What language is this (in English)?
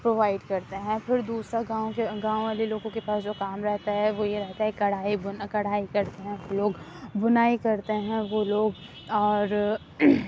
Urdu